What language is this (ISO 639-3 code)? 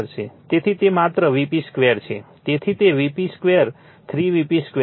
guj